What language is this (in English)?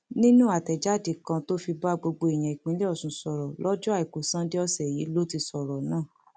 Yoruba